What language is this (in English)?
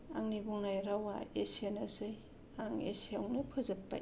Bodo